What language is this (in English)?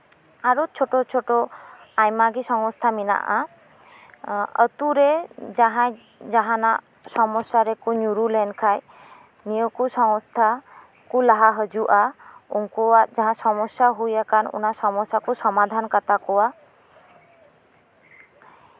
Santali